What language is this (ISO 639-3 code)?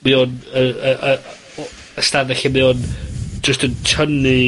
cym